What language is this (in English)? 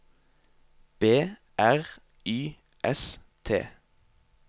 Norwegian